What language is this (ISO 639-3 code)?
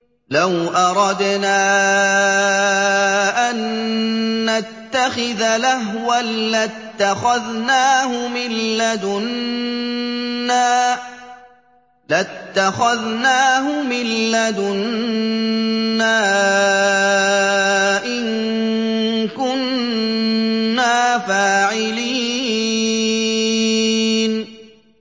ara